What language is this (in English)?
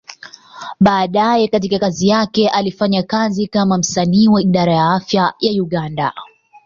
Swahili